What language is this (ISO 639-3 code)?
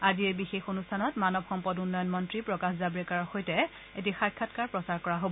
asm